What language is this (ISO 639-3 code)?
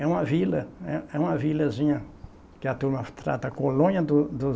por